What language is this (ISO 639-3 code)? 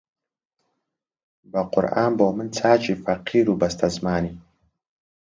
ckb